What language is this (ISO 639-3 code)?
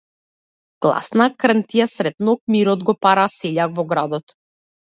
mkd